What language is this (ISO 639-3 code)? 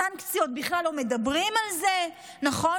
heb